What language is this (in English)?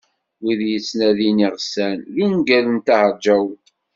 Kabyle